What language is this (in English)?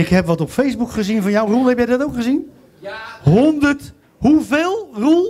Dutch